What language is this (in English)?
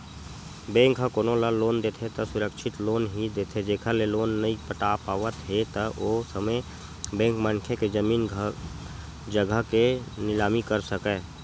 Chhattisgarhi